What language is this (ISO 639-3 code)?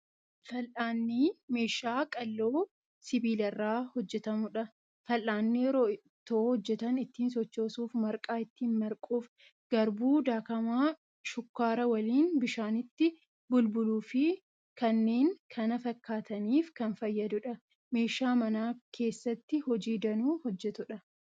orm